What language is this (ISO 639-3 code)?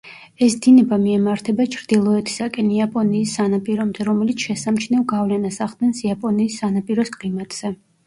kat